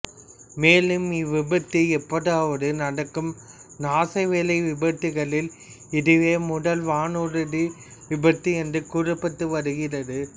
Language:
Tamil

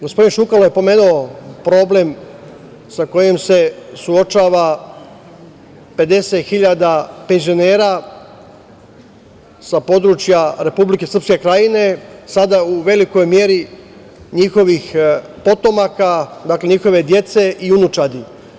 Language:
Serbian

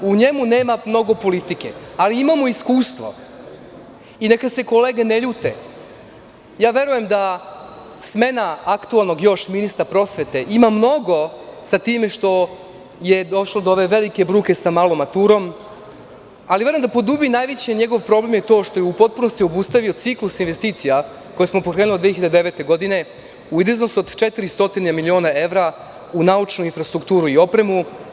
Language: Serbian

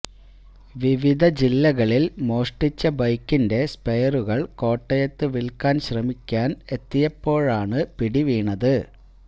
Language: Malayalam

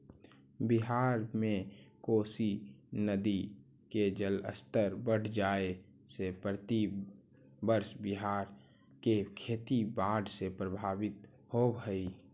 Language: Magahi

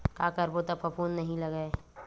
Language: Chhattisgarhi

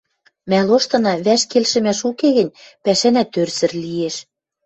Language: Western Mari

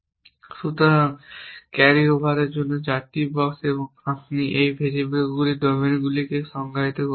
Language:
Bangla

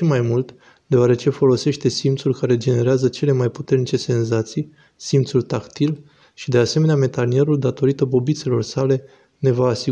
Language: Romanian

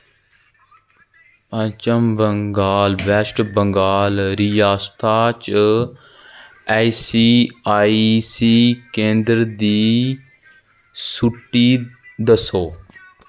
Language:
Dogri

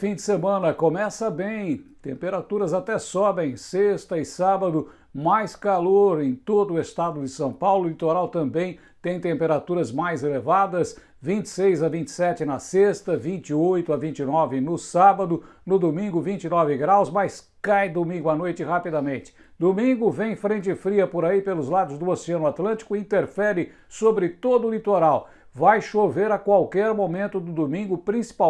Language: Portuguese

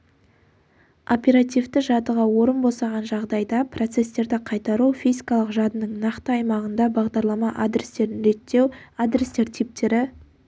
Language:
Kazakh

